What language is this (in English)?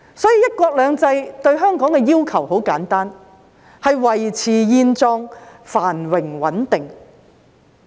Cantonese